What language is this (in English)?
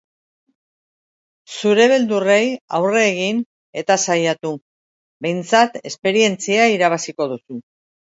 Basque